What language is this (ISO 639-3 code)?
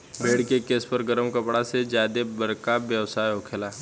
bho